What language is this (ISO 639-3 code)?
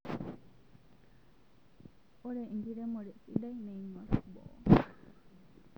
mas